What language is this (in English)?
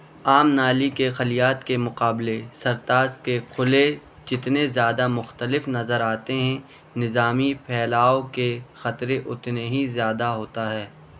Urdu